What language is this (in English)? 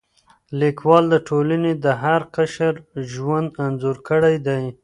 Pashto